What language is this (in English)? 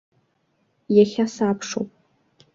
Abkhazian